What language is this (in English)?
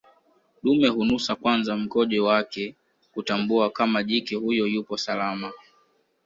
Swahili